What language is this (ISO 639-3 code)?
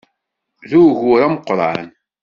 kab